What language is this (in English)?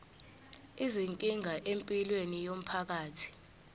Zulu